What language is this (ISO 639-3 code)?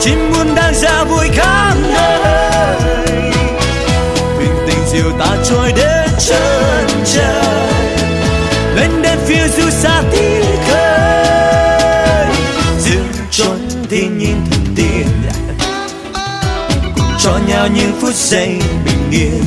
vie